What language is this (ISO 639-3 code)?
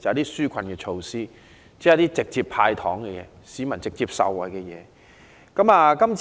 yue